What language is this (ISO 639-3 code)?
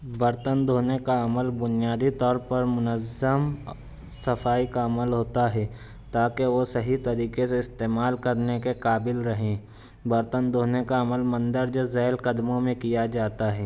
urd